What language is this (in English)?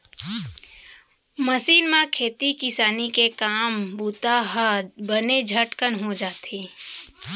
Chhattisgarhi